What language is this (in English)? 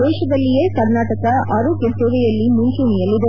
Kannada